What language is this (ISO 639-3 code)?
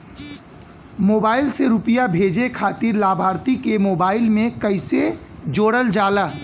bho